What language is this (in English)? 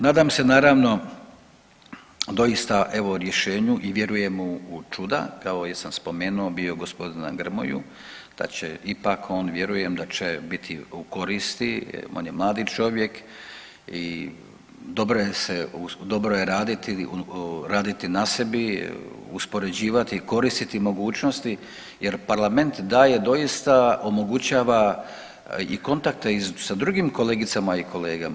Croatian